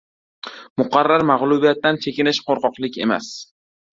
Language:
Uzbek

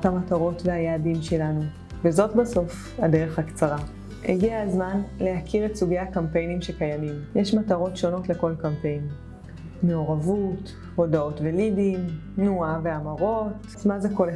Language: Hebrew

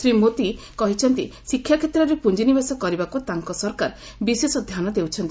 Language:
Odia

